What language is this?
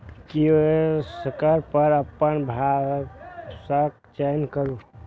Maithili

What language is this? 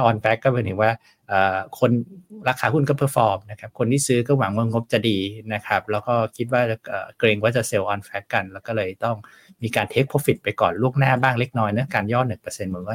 Thai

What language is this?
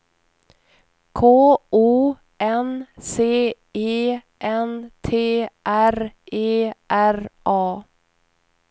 Swedish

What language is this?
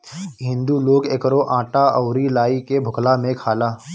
Bhojpuri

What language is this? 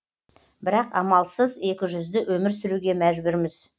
Kazakh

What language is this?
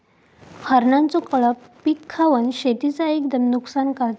Marathi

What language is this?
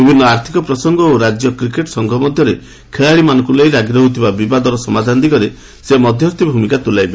Odia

